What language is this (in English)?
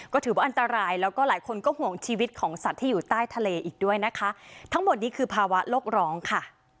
Thai